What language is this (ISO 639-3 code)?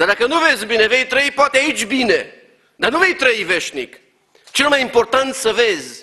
ron